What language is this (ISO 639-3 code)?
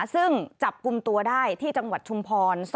tha